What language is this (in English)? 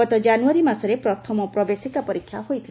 Odia